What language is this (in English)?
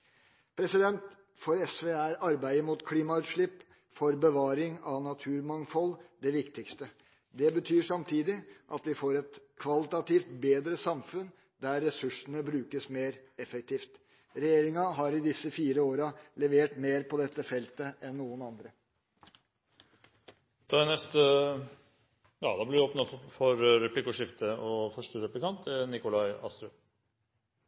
Norwegian Bokmål